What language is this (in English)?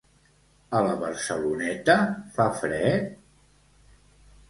Catalan